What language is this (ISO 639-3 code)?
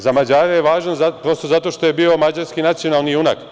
srp